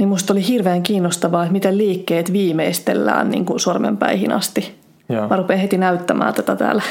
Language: Finnish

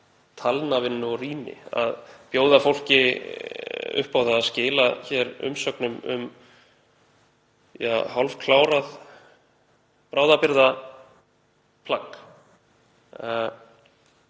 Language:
Icelandic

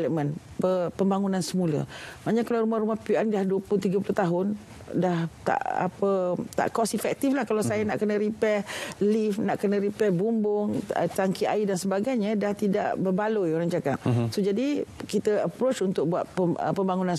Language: Malay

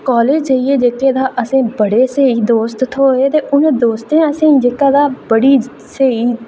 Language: Dogri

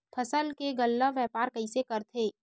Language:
Chhattisgarhi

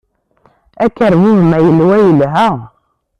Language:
Kabyle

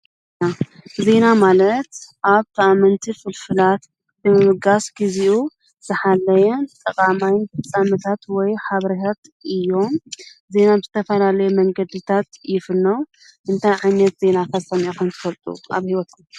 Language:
Tigrinya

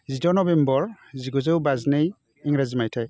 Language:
Bodo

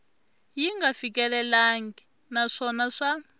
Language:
Tsonga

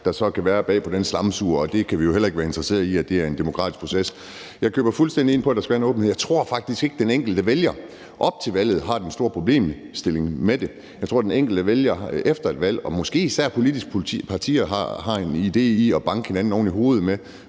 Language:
Danish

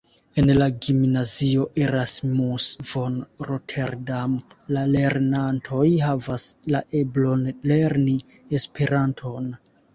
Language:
Esperanto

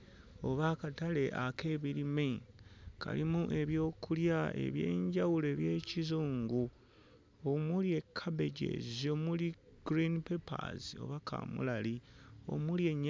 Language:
Ganda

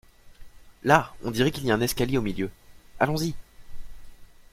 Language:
French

